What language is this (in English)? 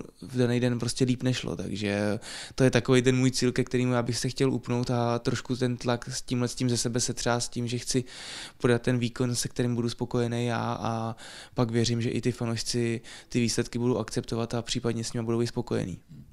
Czech